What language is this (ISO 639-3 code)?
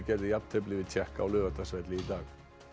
isl